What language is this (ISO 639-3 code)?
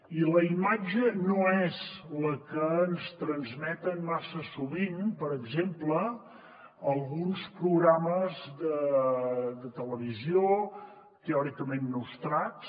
cat